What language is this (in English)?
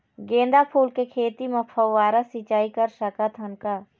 Chhattisgarhi